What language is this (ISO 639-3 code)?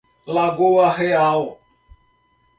por